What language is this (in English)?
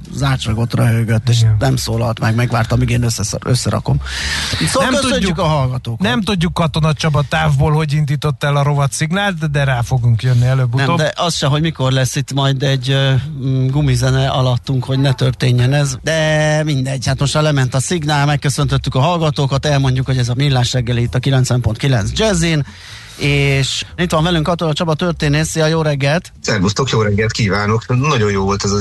Hungarian